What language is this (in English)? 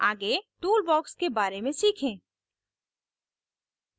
Hindi